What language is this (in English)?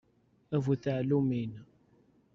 Kabyle